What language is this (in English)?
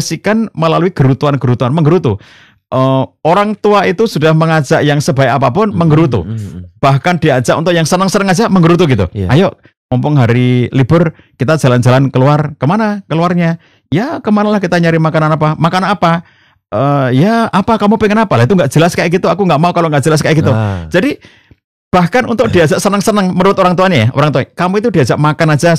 Indonesian